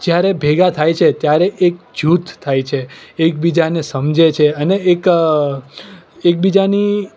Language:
Gujarati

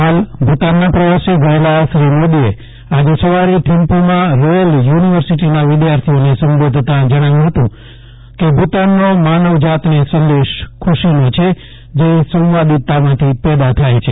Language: Gujarati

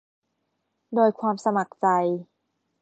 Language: Thai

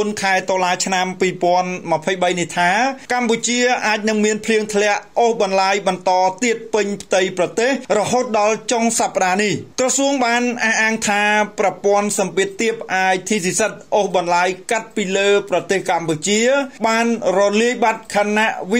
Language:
Thai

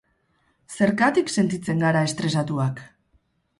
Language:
Basque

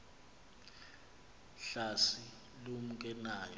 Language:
Xhosa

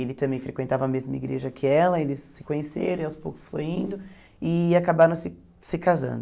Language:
Portuguese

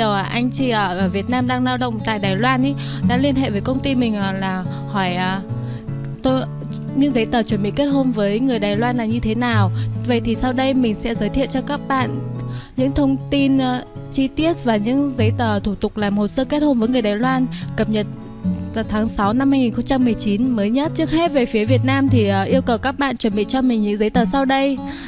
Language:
Vietnamese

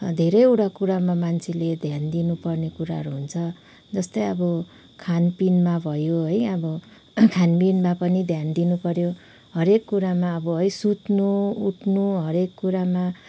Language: Nepali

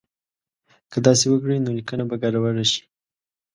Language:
Pashto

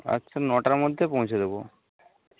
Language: Bangla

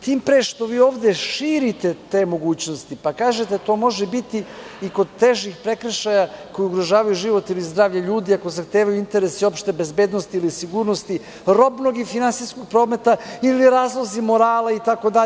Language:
Serbian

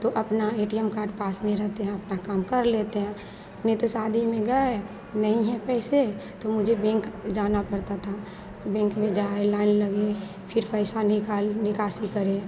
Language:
Hindi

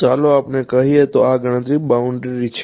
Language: Gujarati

